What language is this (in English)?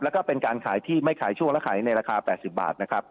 Thai